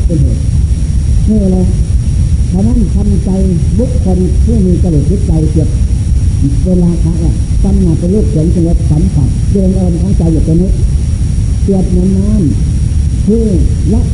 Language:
Thai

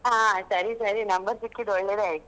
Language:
Kannada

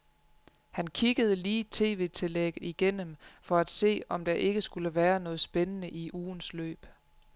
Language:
Danish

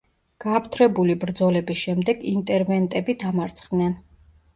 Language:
Georgian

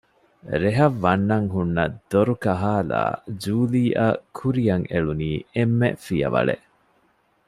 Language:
Divehi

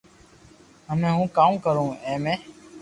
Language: Loarki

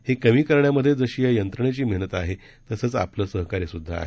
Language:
Marathi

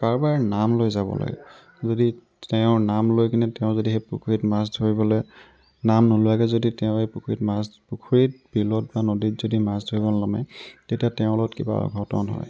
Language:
Assamese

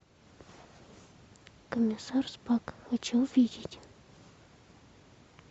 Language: Russian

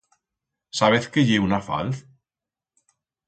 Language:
Aragonese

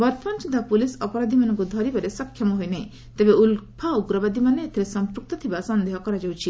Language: Odia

